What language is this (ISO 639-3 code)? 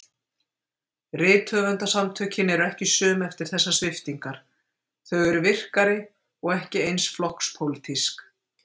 isl